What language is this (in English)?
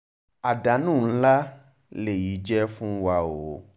Yoruba